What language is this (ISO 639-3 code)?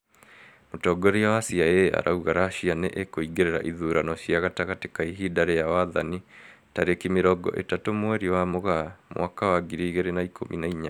kik